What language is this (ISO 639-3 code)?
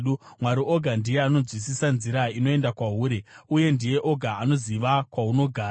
sna